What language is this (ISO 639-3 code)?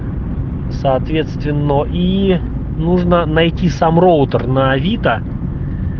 rus